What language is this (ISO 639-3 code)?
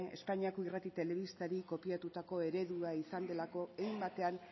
eus